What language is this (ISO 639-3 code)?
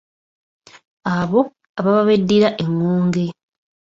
lug